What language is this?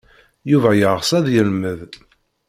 Kabyle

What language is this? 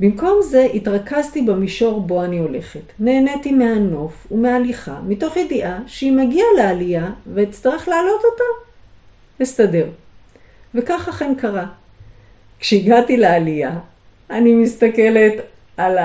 Hebrew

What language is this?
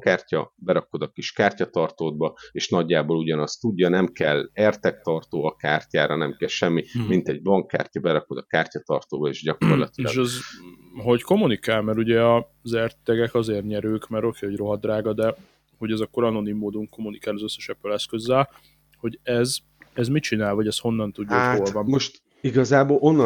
Hungarian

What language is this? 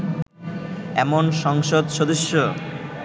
Bangla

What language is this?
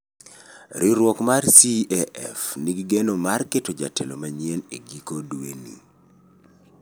Luo (Kenya and Tanzania)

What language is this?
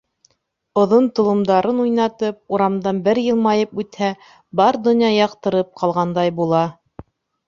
Bashkir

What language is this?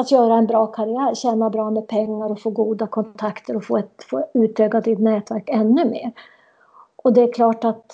Swedish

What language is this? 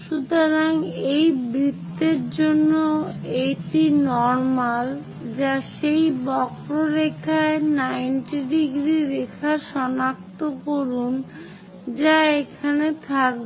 Bangla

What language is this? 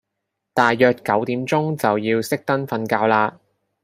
Cantonese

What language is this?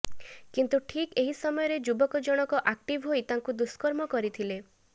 Odia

